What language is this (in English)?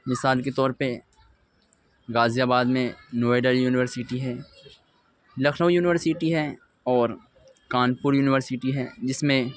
Urdu